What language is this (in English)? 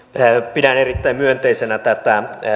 Finnish